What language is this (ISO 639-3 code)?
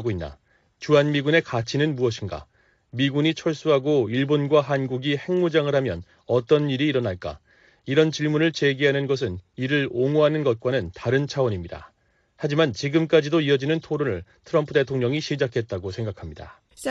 kor